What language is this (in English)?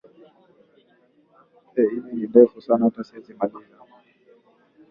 Swahili